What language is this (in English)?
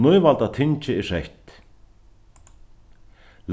Faroese